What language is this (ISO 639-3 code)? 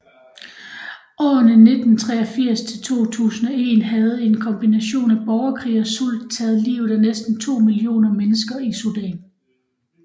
dan